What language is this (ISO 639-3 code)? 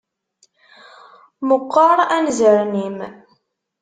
kab